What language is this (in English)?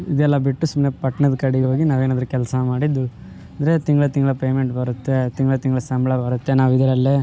Kannada